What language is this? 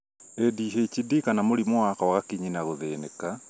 Kikuyu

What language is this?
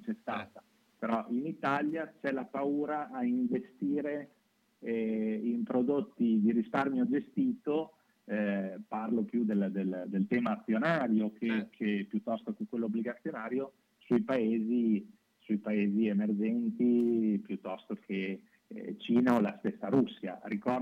Italian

